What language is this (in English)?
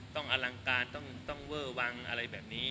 Thai